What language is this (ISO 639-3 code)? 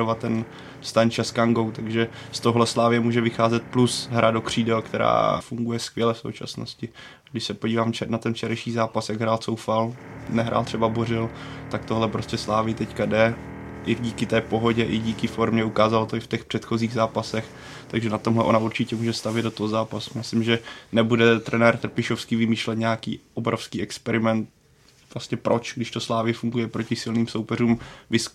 ces